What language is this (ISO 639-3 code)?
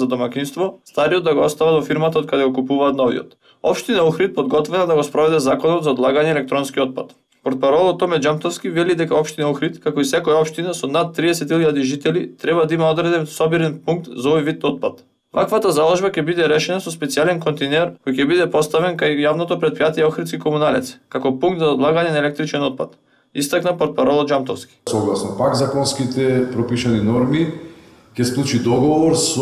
mkd